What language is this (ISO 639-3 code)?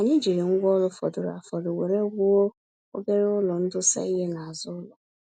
ibo